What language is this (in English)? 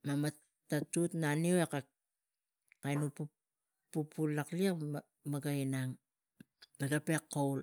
Tigak